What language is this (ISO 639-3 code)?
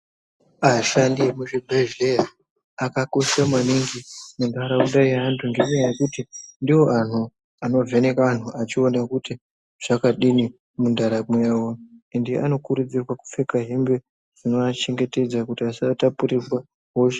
ndc